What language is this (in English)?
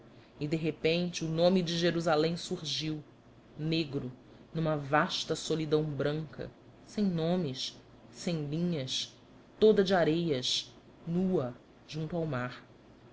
Portuguese